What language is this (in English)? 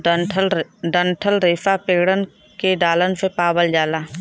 Bhojpuri